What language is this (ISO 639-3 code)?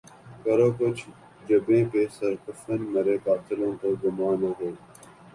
urd